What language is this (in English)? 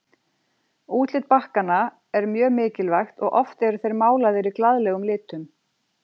Icelandic